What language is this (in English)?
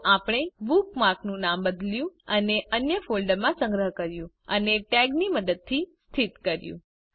Gujarati